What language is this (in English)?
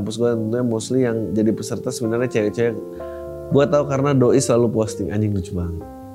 Indonesian